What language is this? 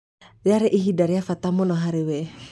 Kikuyu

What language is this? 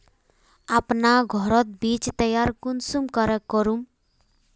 Magahi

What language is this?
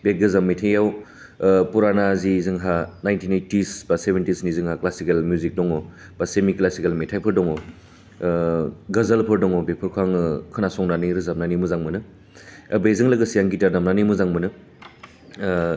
Bodo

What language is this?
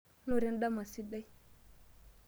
Masai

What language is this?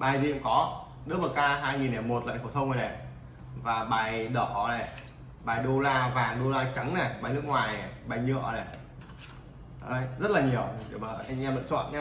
Vietnamese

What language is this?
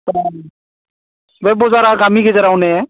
Bodo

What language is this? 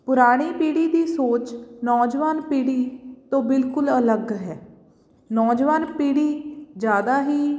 Punjabi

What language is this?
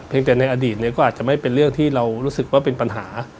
Thai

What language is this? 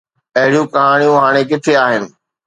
Sindhi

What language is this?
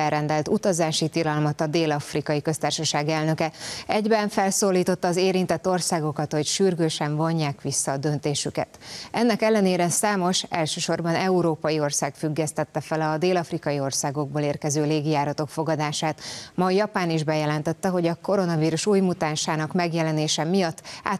Hungarian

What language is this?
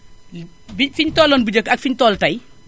Wolof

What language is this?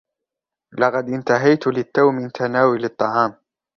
Arabic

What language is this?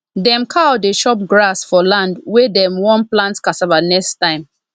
Nigerian Pidgin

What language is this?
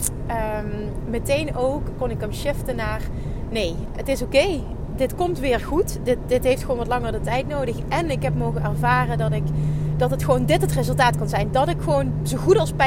Dutch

